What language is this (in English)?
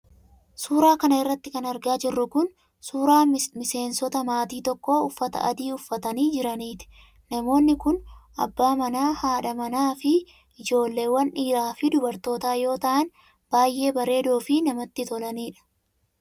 Oromo